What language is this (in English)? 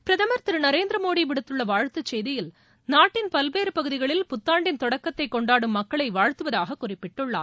Tamil